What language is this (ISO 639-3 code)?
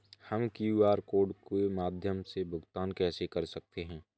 hin